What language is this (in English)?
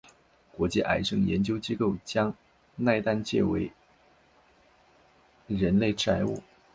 Chinese